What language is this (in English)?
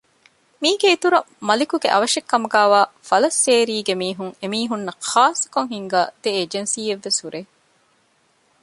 Divehi